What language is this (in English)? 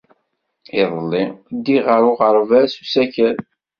Kabyle